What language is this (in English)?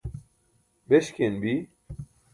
Burushaski